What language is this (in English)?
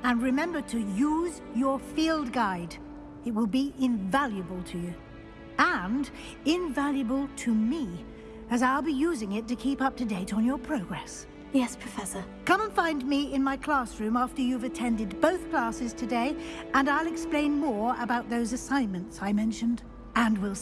English